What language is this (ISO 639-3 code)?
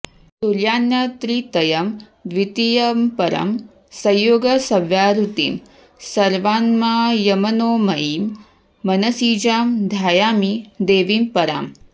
san